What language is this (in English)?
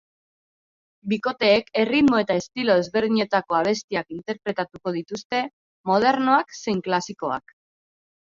Basque